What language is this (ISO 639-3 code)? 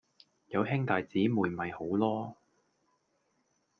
yue